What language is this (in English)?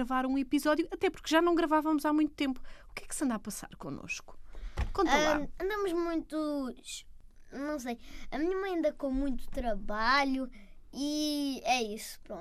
Portuguese